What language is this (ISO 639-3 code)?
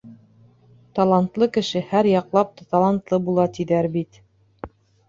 bak